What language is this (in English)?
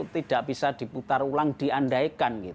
Indonesian